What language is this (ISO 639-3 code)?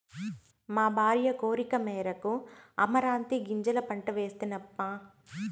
tel